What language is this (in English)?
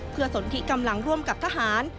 Thai